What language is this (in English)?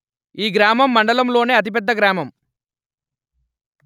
Telugu